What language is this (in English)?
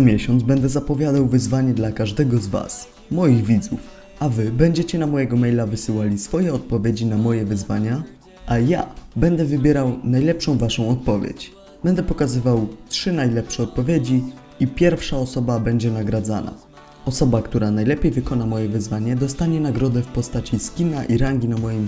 Polish